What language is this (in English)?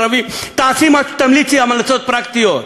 Hebrew